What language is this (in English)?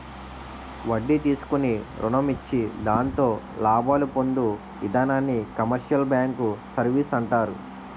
Telugu